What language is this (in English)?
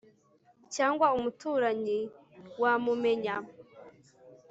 Kinyarwanda